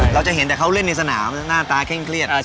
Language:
Thai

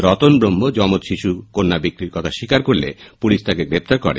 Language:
Bangla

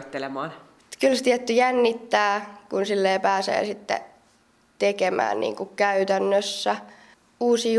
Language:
Finnish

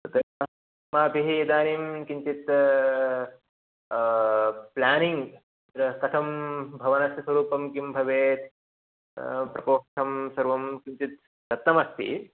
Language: Sanskrit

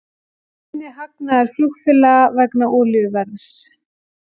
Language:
Icelandic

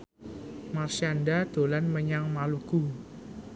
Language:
Javanese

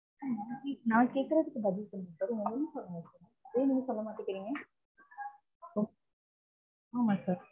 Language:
Tamil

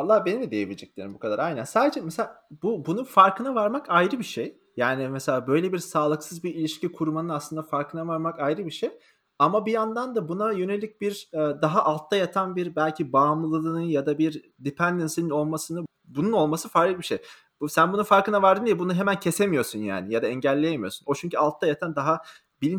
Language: Turkish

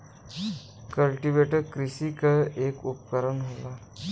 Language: Bhojpuri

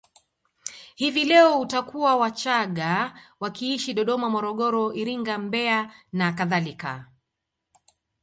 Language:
Swahili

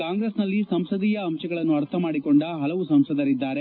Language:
Kannada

